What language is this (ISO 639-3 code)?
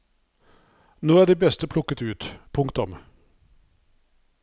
nor